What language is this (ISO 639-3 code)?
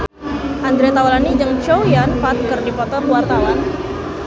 sun